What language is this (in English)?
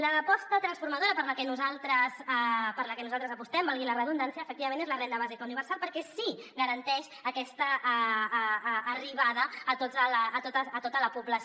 Catalan